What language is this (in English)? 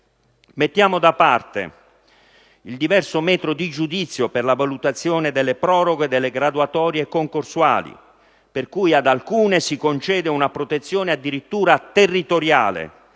Italian